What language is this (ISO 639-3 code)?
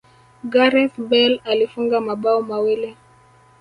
swa